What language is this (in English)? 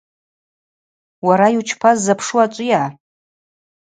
Abaza